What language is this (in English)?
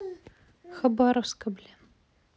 Russian